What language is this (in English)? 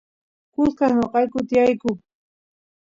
Santiago del Estero Quichua